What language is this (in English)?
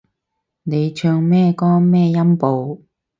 Cantonese